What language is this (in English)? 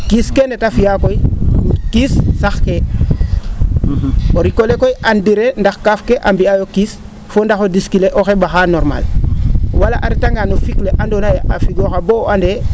Serer